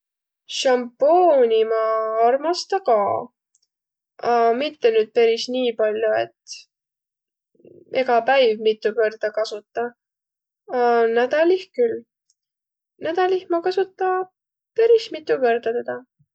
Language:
Võro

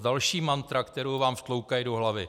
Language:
Czech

